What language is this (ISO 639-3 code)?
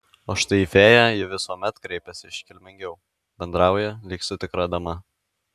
lit